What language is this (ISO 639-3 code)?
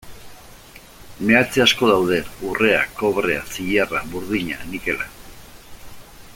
eus